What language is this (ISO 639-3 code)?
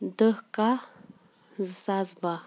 kas